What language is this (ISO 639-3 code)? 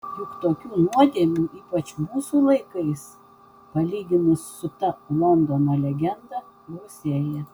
lit